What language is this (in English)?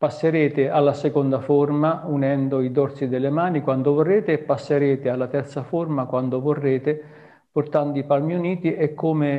Italian